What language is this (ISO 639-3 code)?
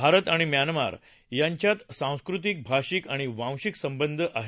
mar